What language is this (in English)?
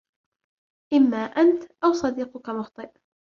Arabic